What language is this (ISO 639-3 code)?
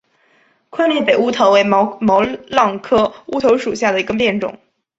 zho